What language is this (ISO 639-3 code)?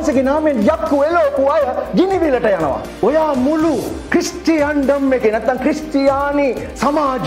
ind